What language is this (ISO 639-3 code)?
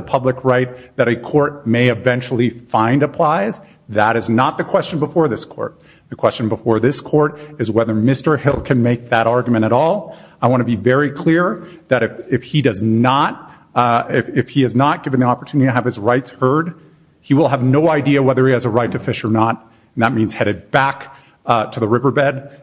eng